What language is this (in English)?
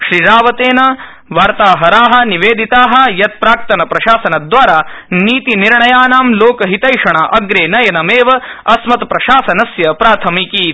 Sanskrit